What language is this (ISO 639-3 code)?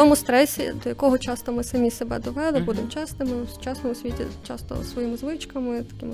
ukr